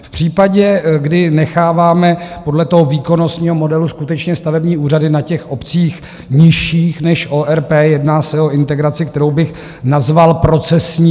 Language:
Czech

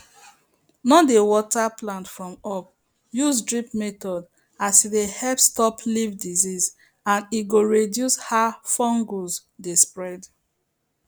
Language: Nigerian Pidgin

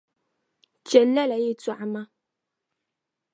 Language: Dagbani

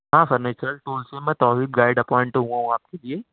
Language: Urdu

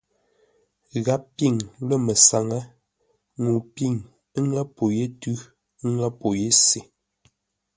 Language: Ngombale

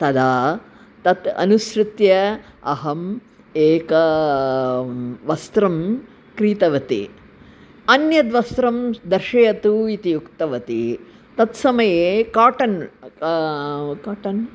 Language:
Sanskrit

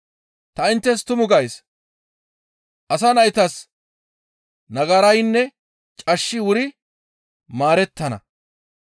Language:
Gamo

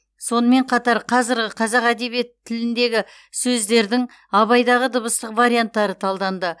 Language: Kazakh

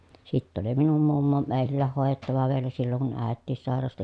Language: Finnish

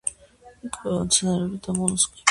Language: Georgian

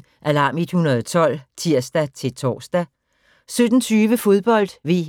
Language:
Danish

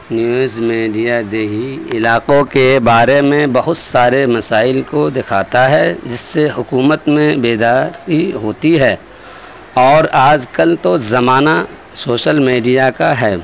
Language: Urdu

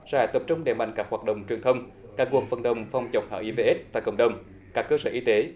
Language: Vietnamese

